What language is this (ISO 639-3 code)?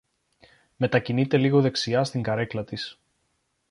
ell